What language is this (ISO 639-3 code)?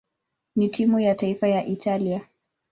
swa